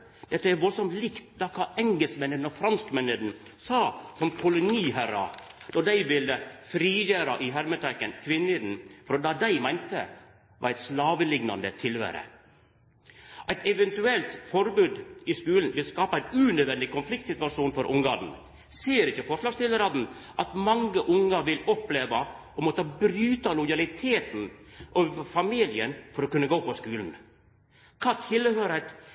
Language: Norwegian Nynorsk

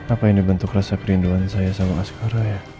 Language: Indonesian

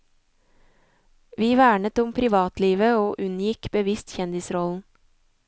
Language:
Norwegian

